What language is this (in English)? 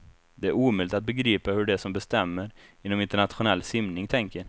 Swedish